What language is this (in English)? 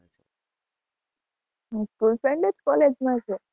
Gujarati